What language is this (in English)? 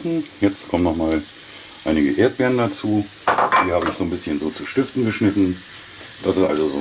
German